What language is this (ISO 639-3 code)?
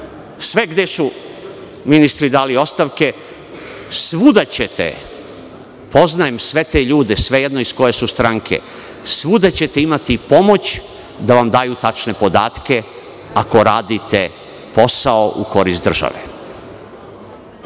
srp